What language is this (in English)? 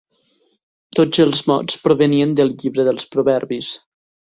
Catalan